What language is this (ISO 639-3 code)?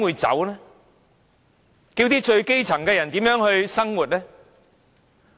yue